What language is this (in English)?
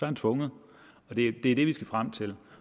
Danish